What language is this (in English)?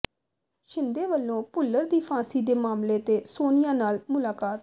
Punjabi